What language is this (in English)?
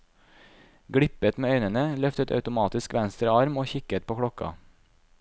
Norwegian